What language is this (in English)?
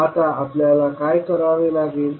Marathi